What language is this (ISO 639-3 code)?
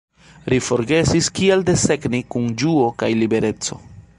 epo